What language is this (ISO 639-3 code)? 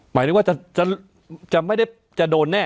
tha